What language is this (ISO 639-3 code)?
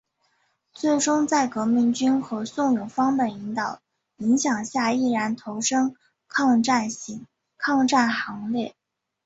zho